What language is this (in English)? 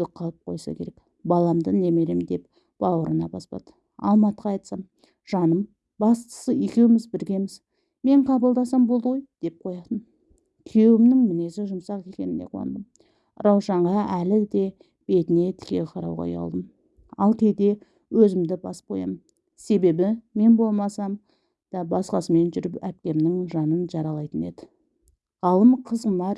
Turkish